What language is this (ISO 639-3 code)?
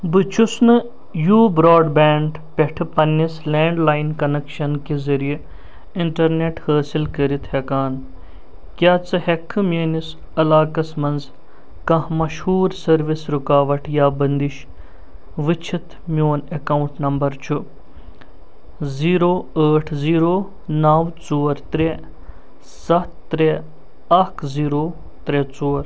kas